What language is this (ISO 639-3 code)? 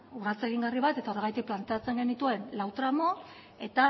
eus